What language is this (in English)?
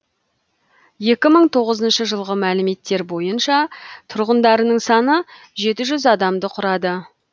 Kazakh